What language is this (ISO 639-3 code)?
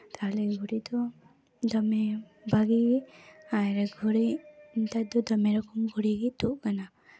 sat